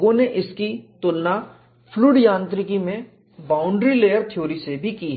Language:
Hindi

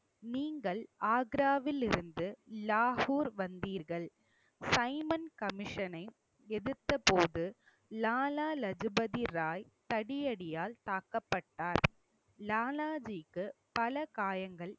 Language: Tamil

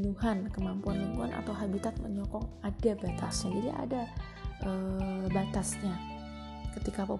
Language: Indonesian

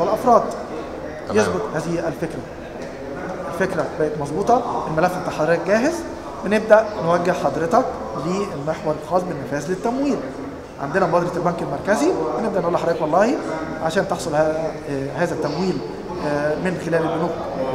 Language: Arabic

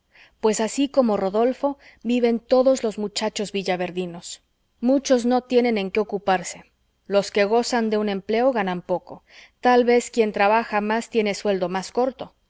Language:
Spanish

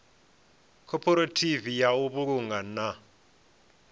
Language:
Venda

